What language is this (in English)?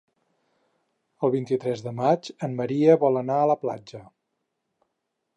Catalan